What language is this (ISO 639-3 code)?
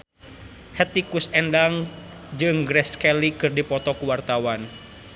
sun